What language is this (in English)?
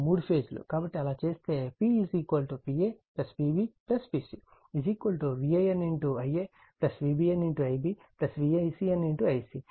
Telugu